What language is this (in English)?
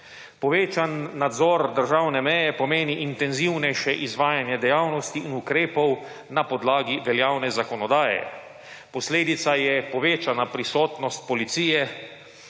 Slovenian